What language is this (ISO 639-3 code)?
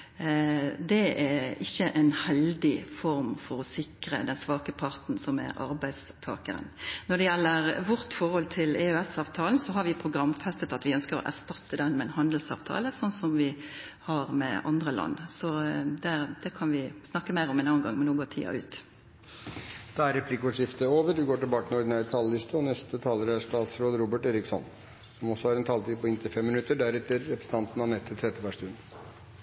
nor